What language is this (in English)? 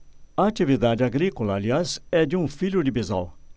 Portuguese